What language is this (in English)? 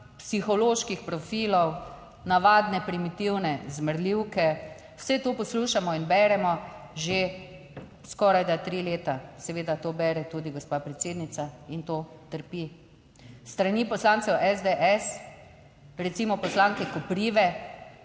Slovenian